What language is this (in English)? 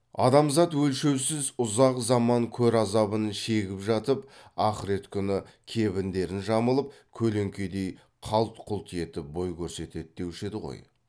Kazakh